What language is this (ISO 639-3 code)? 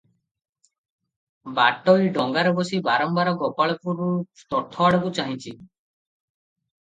ori